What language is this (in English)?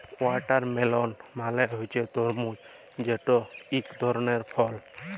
Bangla